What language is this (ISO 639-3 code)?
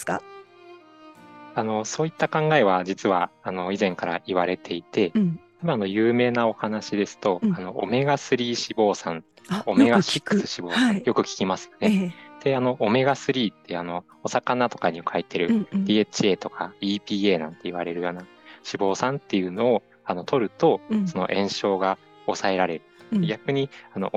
jpn